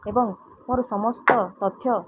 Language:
Odia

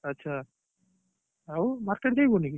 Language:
Odia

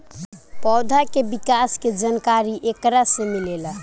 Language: Bhojpuri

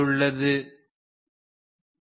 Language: Tamil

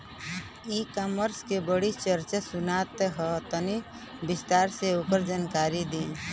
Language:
Bhojpuri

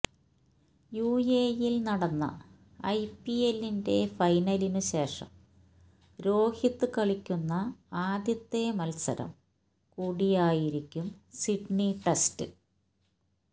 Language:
Malayalam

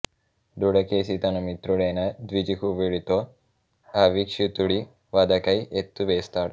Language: Telugu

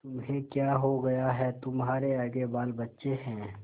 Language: Hindi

